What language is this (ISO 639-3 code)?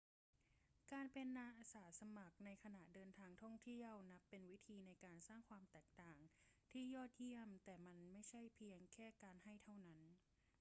tha